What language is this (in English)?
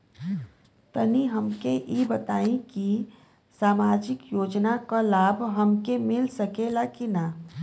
Bhojpuri